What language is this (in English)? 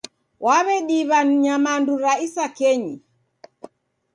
Taita